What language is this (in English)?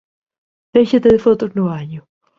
Galician